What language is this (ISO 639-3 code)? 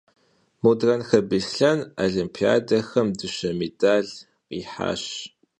kbd